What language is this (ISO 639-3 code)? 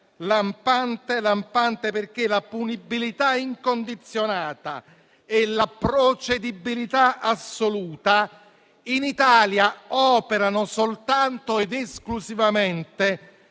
ita